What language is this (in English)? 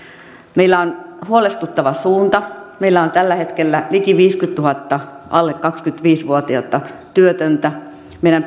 Finnish